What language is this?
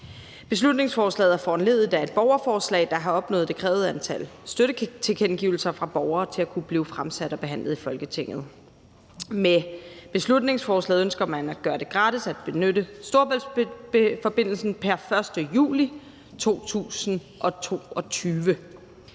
Danish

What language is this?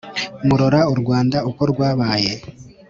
Kinyarwanda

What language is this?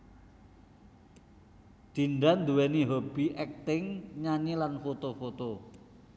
Javanese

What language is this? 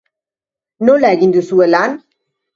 Basque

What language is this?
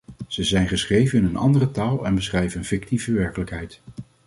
Dutch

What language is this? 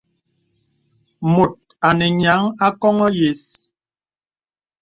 Bebele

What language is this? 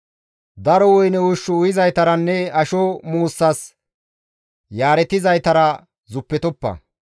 Gamo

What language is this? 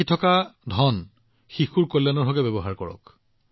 Assamese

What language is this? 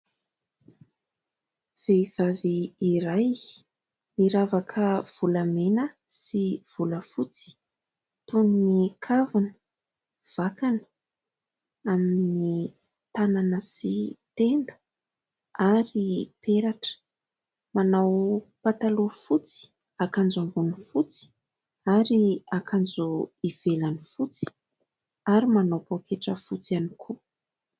Malagasy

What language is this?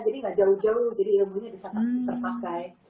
Indonesian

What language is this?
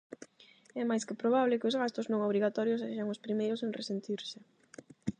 Galician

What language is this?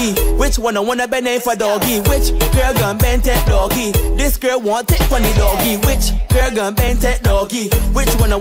English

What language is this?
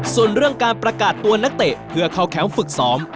Thai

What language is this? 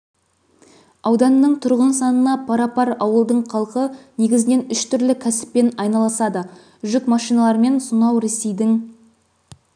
Kazakh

